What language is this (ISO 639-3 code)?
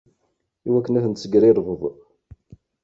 kab